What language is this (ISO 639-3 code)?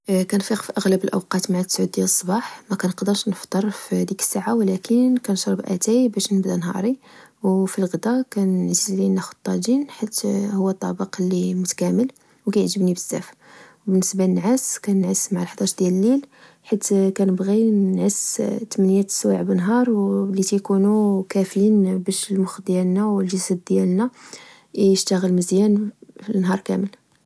ary